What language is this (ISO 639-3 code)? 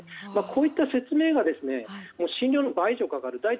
jpn